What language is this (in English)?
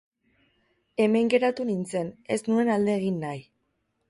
Basque